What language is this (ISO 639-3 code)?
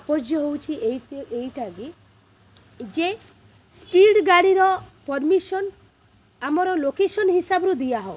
ori